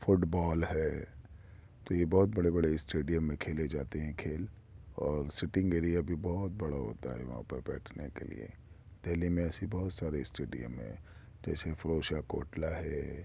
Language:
Urdu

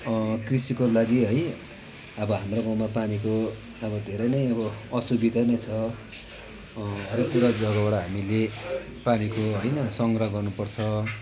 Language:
Nepali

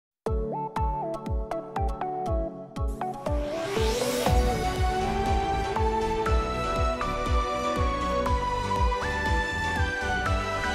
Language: Korean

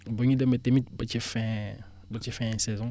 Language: Wolof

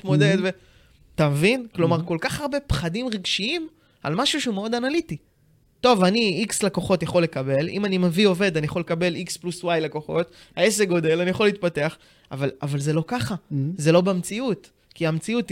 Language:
Hebrew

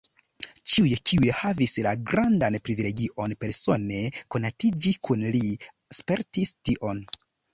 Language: Esperanto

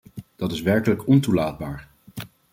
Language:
Dutch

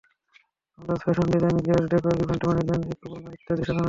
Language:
Bangla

